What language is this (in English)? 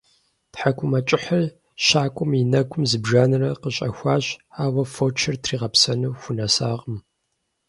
Kabardian